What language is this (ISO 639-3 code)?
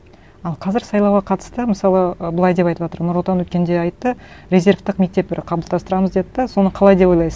kaz